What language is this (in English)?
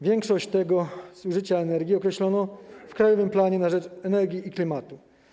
Polish